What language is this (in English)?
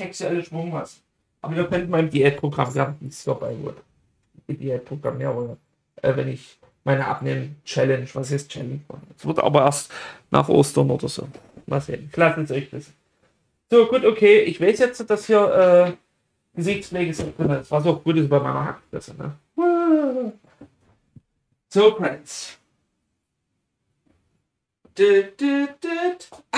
German